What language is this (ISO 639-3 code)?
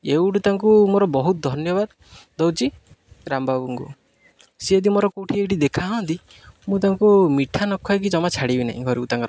ori